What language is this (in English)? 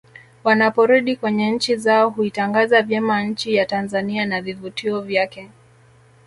Swahili